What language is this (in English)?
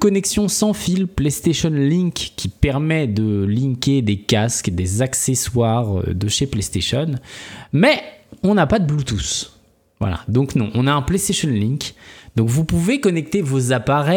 French